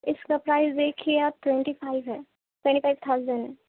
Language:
Urdu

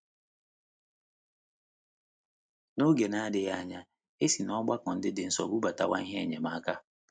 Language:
Igbo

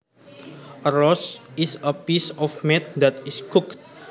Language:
Javanese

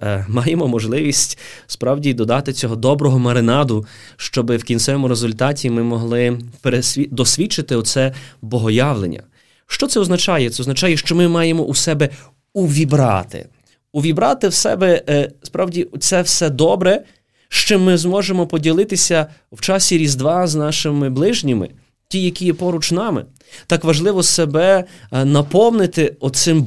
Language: Ukrainian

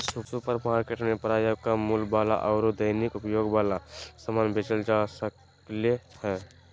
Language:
Magahi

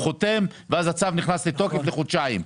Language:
Hebrew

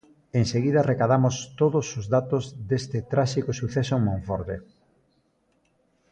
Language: Galician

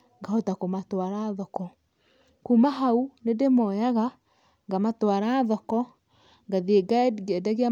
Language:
Kikuyu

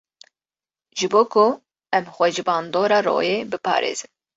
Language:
Kurdish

